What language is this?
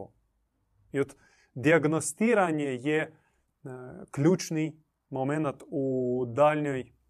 Croatian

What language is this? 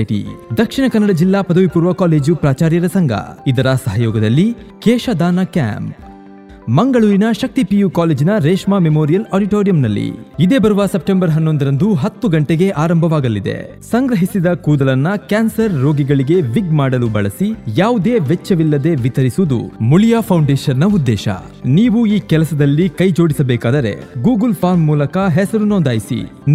Kannada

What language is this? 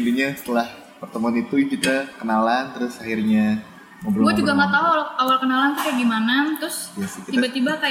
Indonesian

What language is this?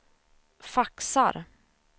Swedish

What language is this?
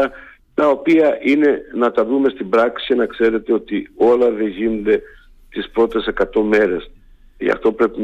Greek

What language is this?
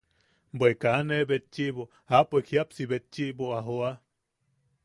Yaqui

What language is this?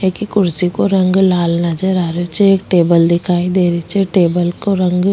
Rajasthani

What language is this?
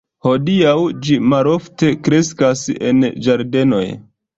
Esperanto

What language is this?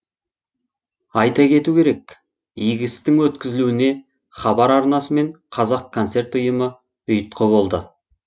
Kazakh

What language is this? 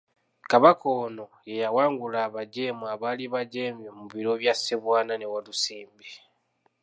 Ganda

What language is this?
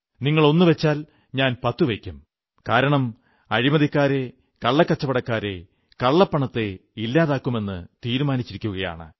Malayalam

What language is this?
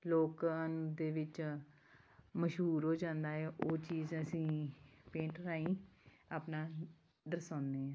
Punjabi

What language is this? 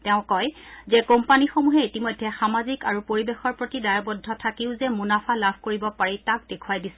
Assamese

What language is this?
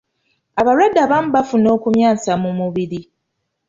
Ganda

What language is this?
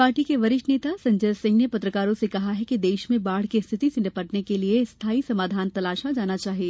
Hindi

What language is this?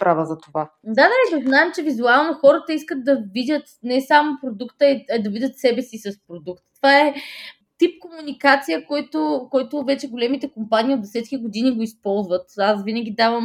Bulgarian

